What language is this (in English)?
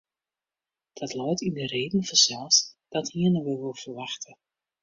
Western Frisian